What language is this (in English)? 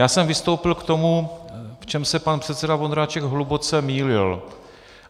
Czech